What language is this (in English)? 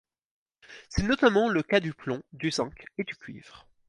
French